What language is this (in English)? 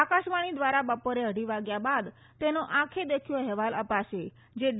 Gujarati